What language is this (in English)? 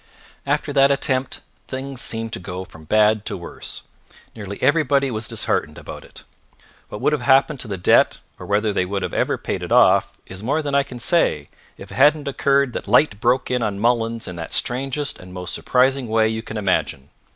English